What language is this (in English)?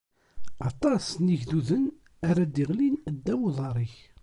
Kabyle